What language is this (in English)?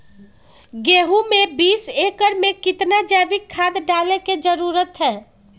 Magahi